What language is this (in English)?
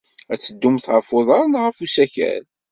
Kabyle